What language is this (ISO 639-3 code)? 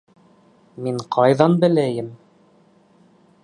bak